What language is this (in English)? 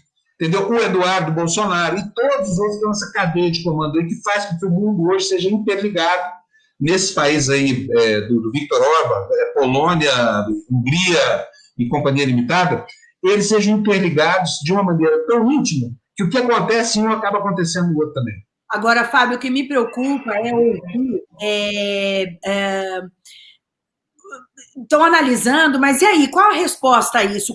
Portuguese